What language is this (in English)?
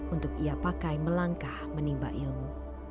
Indonesian